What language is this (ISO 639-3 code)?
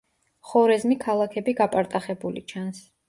kat